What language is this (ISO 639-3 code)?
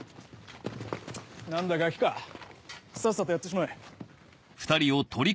jpn